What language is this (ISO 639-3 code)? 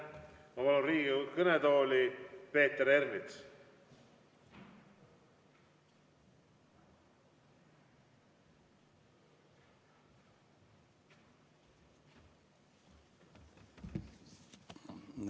est